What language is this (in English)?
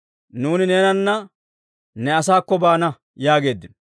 Dawro